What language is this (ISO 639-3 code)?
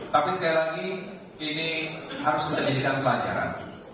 ind